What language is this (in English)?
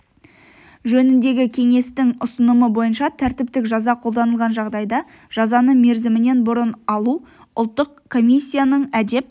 Kazakh